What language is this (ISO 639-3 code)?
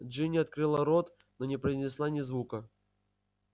rus